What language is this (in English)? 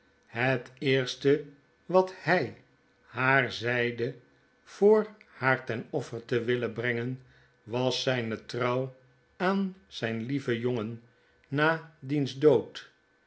Dutch